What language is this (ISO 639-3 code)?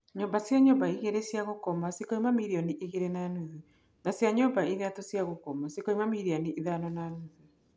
kik